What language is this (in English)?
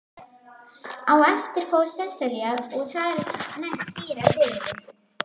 Icelandic